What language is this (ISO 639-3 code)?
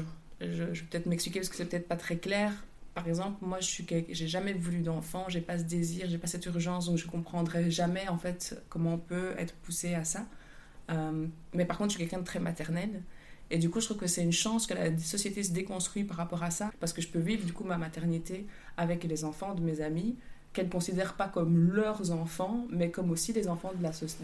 fra